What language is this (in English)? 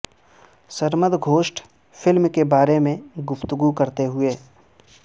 Urdu